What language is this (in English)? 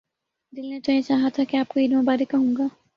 Urdu